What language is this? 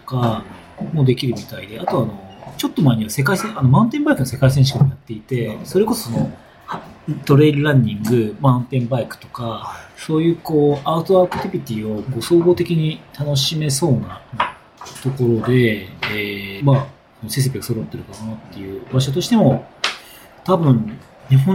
Japanese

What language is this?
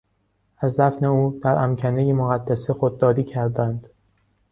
Persian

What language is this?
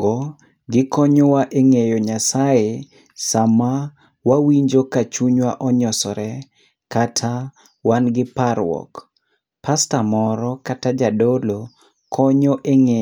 Luo (Kenya and Tanzania)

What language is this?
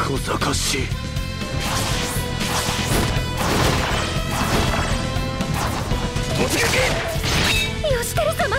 Japanese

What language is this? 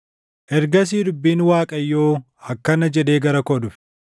Oromo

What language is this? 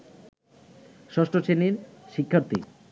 Bangla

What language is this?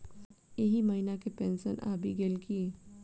Maithili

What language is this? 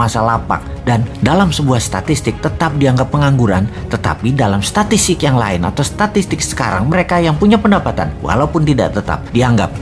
Indonesian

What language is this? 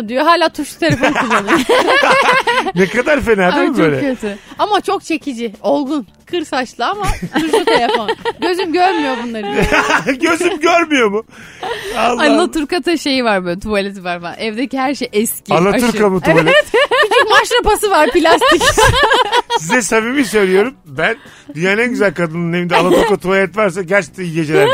Turkish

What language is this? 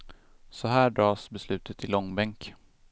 Swedish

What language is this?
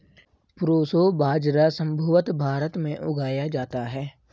Hindi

